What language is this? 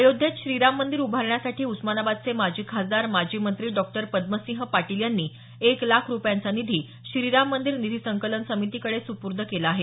Marathi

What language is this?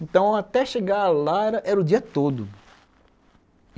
Portuguese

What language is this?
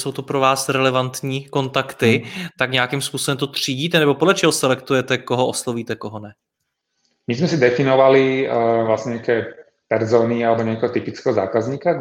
Czech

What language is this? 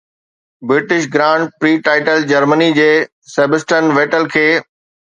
Sindhi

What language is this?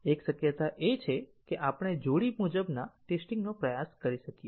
Gujarati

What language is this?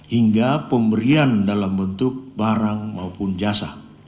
Indonesian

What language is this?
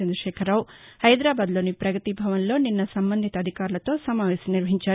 Telugu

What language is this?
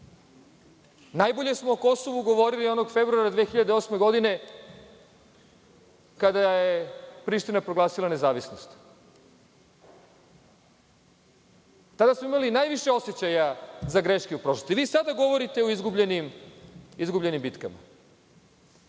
Serbian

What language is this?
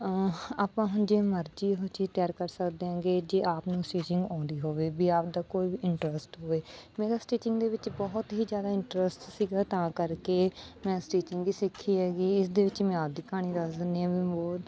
Punjabi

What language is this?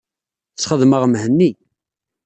Kabyle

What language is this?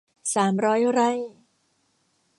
Thai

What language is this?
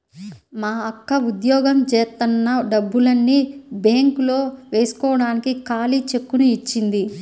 Telugu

